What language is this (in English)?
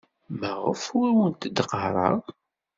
Kabyle